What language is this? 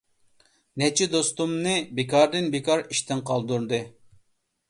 Uyghur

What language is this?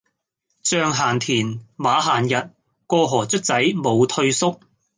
Cantonese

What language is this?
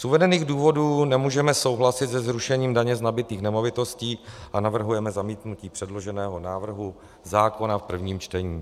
Czech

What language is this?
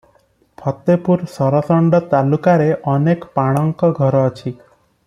Odia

